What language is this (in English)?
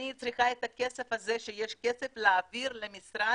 Hebrew